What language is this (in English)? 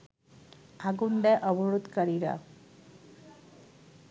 Bangla